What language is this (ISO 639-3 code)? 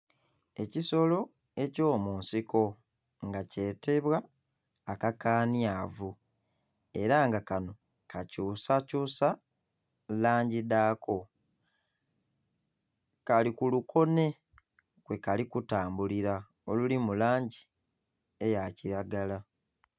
xog